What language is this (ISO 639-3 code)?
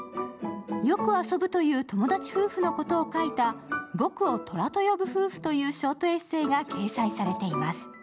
jpn